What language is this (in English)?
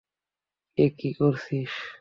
Bangla